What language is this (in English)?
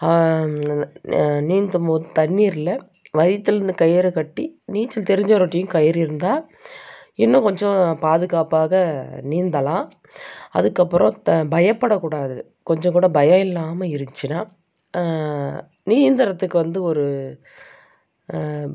Tamil